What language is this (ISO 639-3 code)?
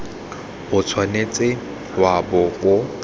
tsn